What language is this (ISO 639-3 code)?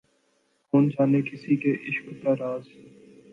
urd